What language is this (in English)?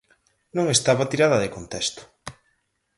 Galician